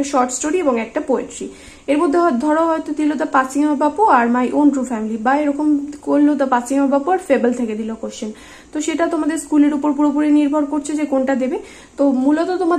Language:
Bangla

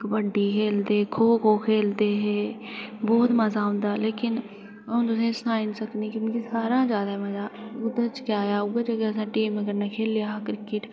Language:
Dogri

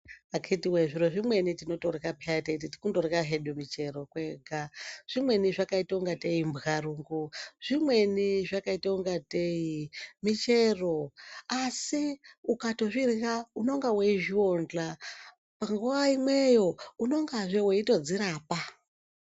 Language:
Ndau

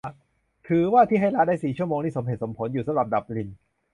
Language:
Thai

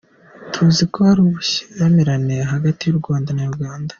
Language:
Kinyarwanda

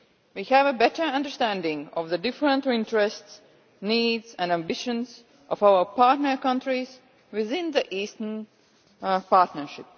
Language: English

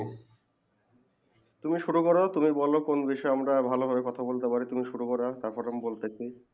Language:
Bangla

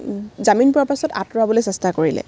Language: Assamese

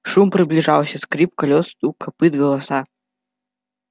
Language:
Russian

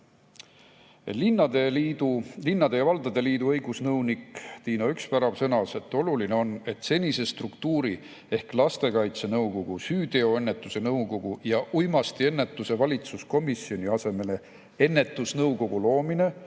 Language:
Estonian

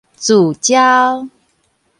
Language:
Min Nan Chinese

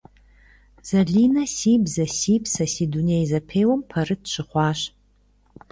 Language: Kabardian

